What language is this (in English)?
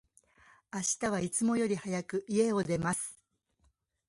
Japanese